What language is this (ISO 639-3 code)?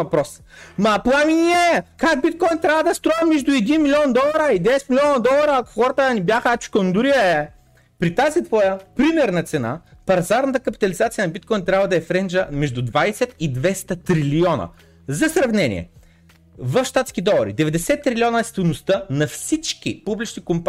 bul